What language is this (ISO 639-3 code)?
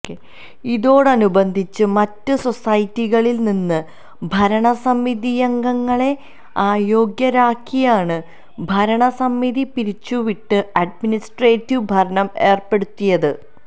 mal